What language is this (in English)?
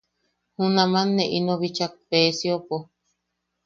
Yaqui